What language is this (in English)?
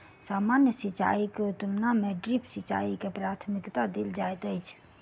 Maithili